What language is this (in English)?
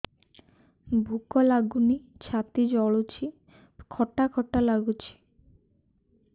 Odia